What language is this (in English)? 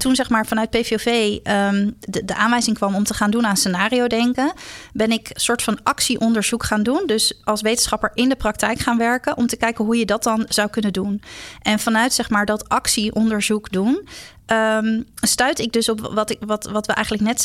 Dutch